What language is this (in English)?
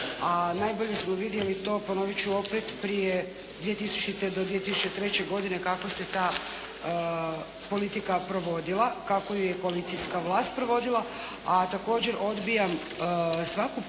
Croatian